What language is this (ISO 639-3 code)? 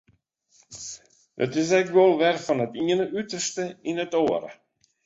fry